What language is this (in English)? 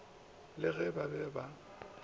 Northern Sotho